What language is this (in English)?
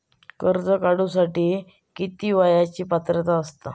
Marathi